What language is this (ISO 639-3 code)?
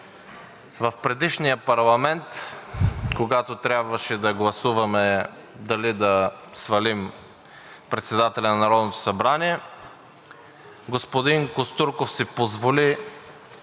bul